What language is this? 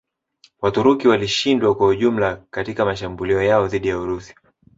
Swahili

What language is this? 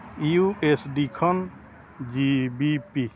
Santali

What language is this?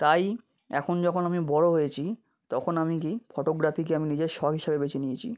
Bangla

